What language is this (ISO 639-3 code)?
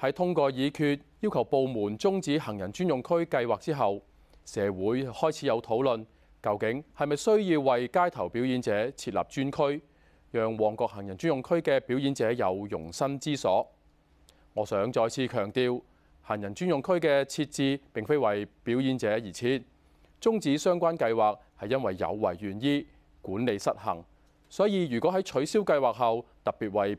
zho